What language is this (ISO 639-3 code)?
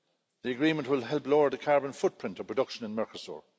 eng